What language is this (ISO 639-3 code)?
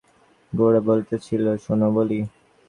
ben